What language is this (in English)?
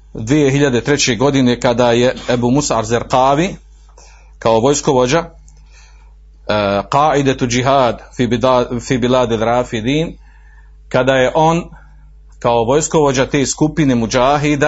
Croatian